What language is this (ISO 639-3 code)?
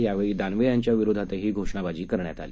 mar